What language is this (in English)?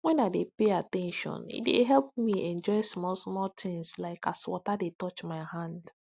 Nigerian Pidgin